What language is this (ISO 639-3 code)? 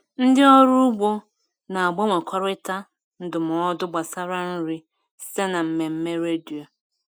ibo